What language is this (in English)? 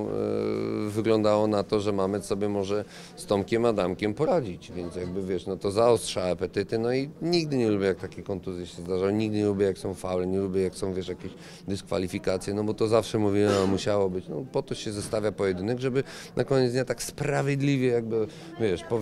Polish